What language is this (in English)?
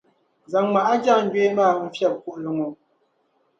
Dagbani